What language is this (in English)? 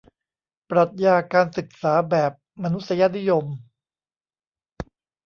Thai